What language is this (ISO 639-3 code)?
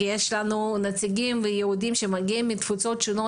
heb